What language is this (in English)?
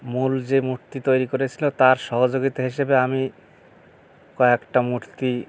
Bangla